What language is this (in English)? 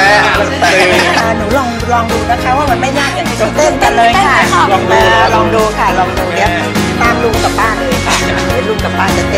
Thai